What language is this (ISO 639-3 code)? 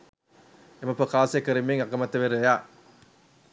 sin